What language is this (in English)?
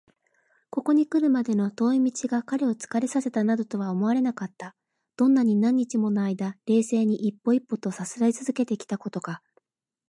Japanese